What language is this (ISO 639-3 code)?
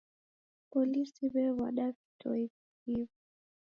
dav